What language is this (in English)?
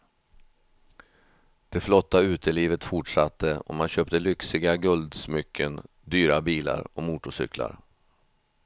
Swedish